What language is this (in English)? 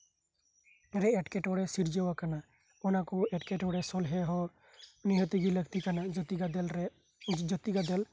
Santali